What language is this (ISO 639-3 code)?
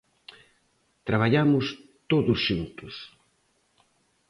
glg